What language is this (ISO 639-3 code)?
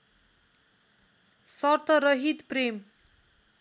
nep